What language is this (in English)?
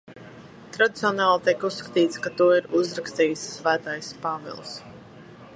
Latvian